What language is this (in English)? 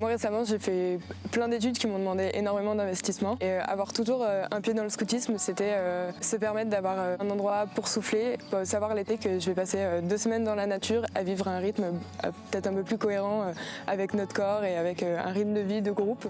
French